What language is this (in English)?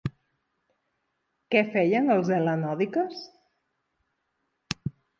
Catalan